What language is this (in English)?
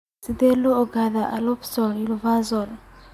Somali